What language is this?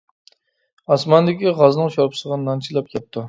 Uyghur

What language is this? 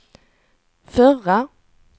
Swedish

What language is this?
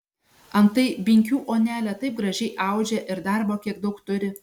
Lithuanian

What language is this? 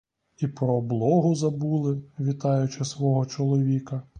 Ukrainian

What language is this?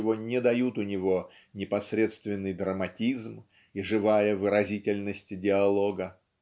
Russian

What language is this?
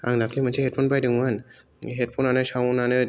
Bodo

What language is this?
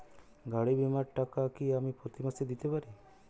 Bangla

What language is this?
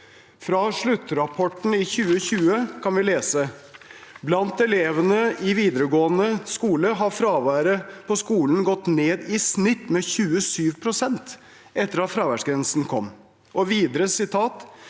Norwegian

